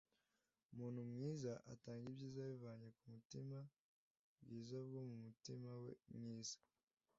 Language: Kinyarwanda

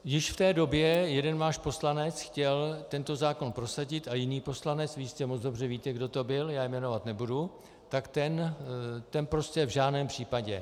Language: Czech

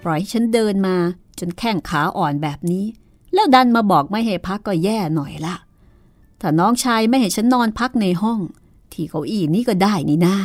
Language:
Thai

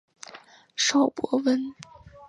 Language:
Chinese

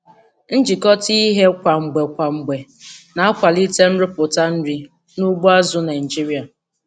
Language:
Igbo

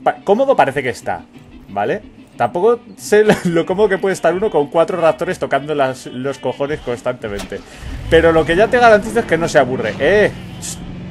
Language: Spanish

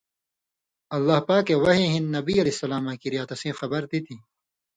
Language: Indus Kohistani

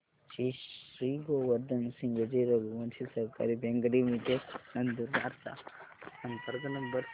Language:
Marathi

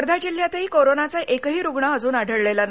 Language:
Marathi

